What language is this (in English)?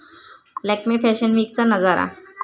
Marathi